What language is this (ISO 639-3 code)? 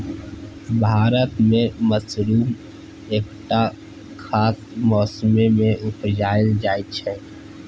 mai